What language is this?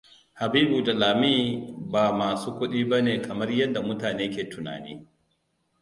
Hausa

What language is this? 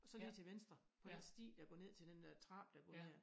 Danish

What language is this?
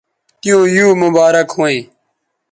Bateri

